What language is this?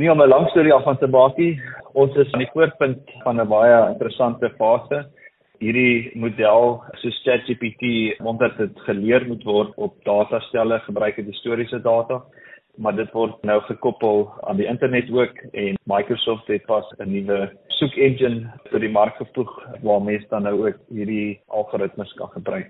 Swedish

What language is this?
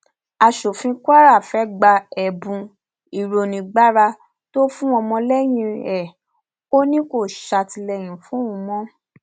Yoruba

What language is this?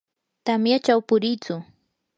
Yanahuanca Pasco Quechua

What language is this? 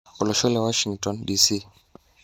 Masai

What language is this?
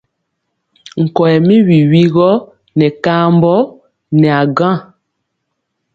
Mpiemo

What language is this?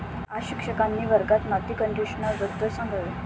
Marathi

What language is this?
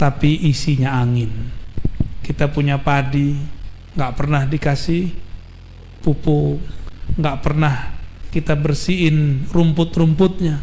Indonesian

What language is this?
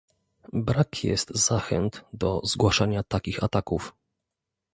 Polish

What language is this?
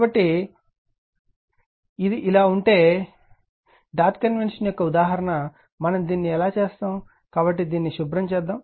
Telugu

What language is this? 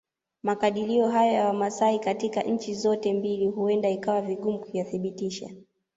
Swahili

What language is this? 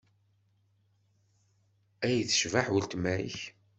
Kabyle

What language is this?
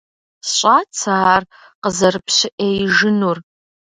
Kabardian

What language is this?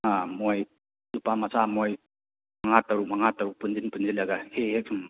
Manipuri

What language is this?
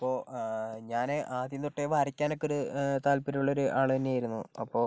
Malayalam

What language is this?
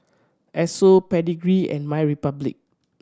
English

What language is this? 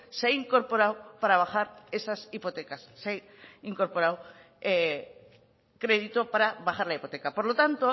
Spanish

